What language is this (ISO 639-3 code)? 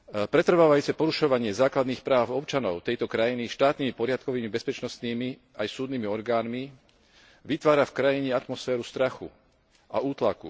slk